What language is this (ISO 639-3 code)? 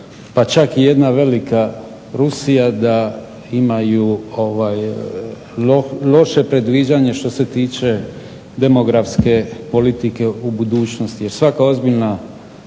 hrv